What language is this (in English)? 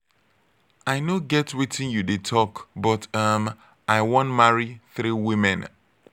Nigerian Pidgin